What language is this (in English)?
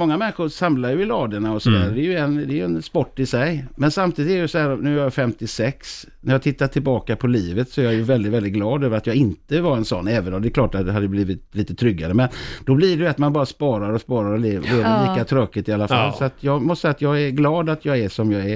Swedish